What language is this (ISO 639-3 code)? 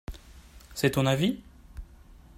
fra